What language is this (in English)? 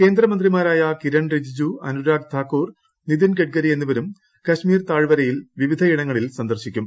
Malayalam